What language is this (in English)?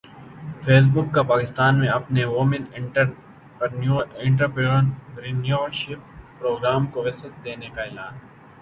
Urdu